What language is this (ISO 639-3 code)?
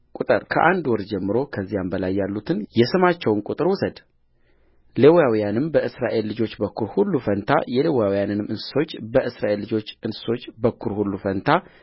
amh